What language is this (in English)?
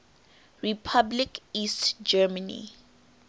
English